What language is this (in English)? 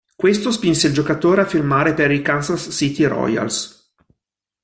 Italian